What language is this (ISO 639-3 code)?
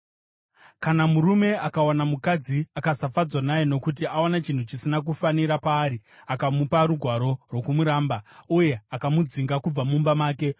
sna